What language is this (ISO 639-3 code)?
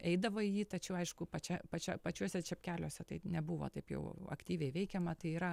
lit